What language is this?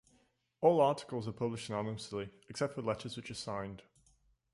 English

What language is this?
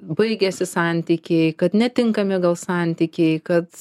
Lithuanian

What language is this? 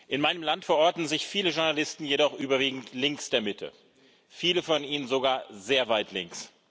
German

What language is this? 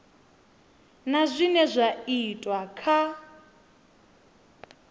Venda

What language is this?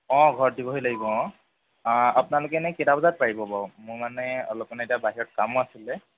Assamese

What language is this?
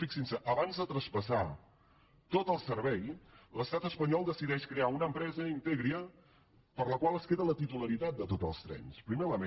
Catalan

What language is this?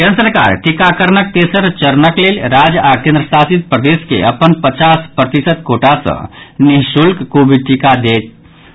Maithili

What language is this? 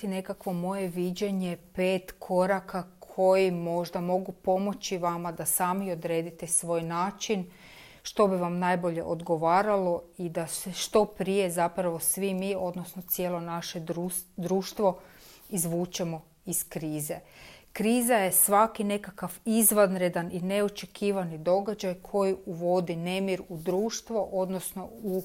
Croatian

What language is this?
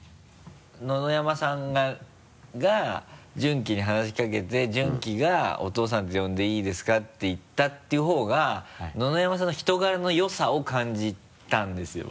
Japanese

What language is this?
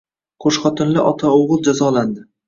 Uzbek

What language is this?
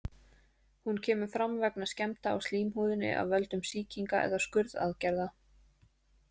Icelandic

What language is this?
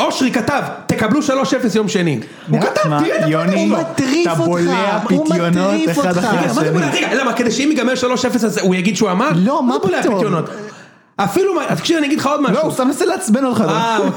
Hebrew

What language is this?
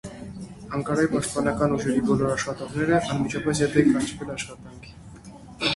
Armenian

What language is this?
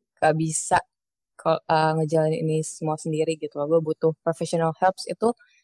Indonesian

